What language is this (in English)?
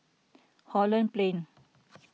English